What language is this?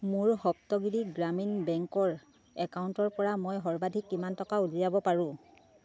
Assamese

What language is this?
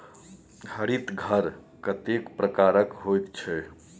Maithili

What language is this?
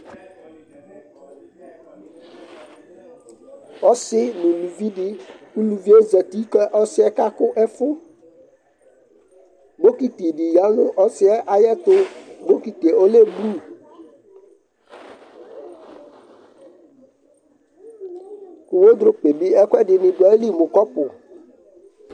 Ikposo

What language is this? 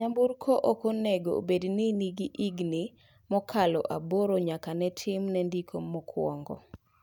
Luo (Kenya and Tanzania)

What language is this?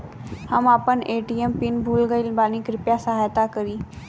Bhojpuri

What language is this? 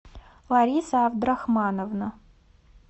Russian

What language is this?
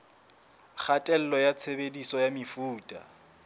Southern Sotho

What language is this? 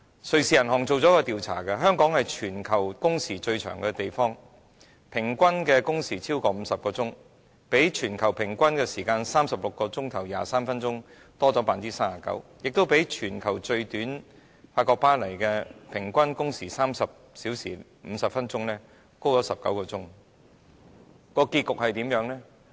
Cantonese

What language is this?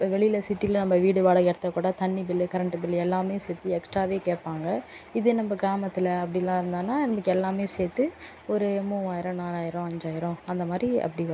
Tamil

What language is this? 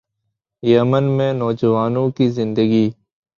Urdu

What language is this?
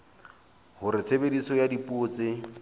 Southern Sotho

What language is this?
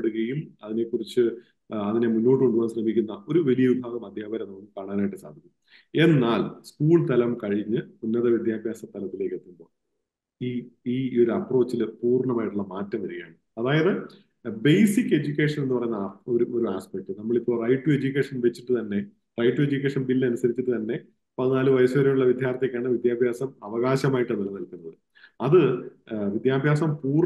Malayalam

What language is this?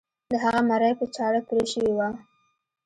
Pashto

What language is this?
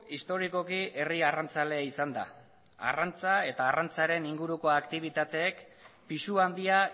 Basque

